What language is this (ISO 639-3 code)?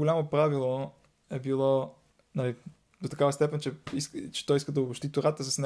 bul